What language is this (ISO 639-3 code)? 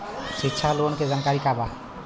bho